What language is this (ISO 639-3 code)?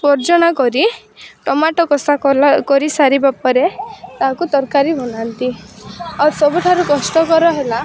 ori